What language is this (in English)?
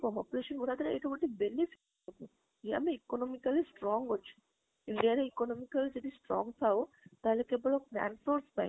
Odia